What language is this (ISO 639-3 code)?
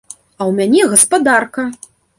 bel